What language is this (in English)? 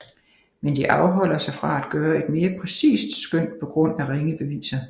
Danish